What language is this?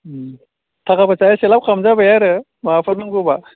Bodo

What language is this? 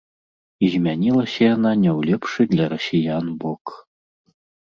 Belarusian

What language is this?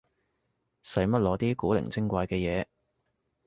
Cantonese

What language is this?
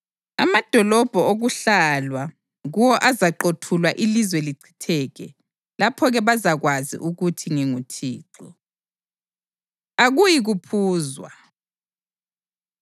North Ndebele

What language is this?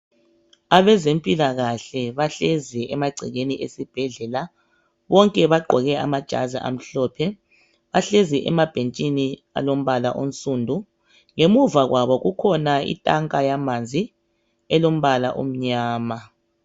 North Ndebele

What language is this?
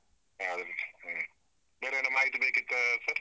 Kannada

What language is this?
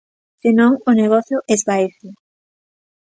Galician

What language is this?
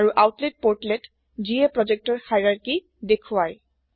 Assamese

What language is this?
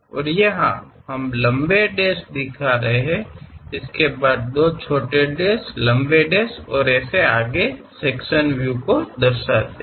Hindi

